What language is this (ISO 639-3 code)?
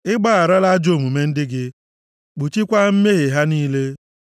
ibo